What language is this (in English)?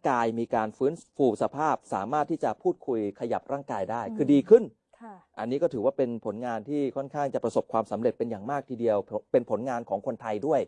Thai